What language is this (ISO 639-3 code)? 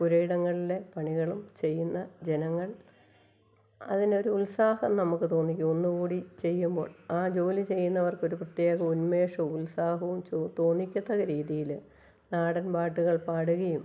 mal